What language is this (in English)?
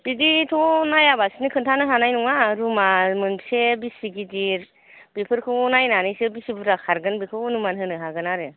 Bodo